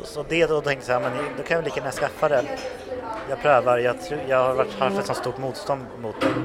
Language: Swedish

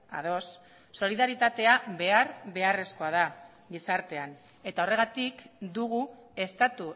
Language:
Basque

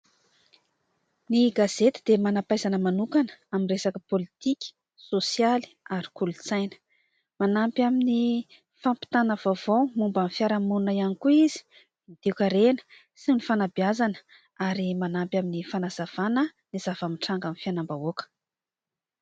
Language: Malagasy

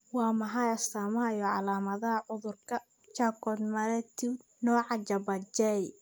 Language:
Somali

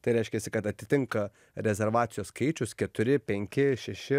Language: Lithuanian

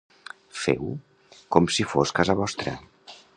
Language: Catalan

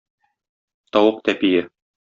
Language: Tatar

